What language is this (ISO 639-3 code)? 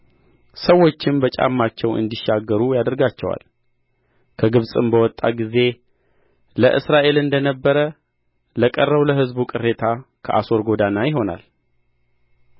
amh